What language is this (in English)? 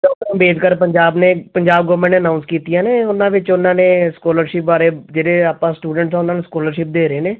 Punjabi